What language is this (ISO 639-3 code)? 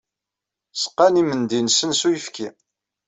kab